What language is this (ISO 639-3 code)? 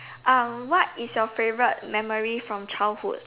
eng